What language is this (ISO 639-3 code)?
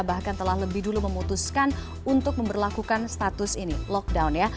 ind